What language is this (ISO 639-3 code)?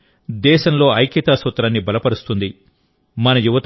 tel